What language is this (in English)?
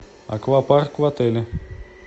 Russian